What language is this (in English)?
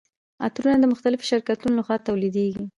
Pashto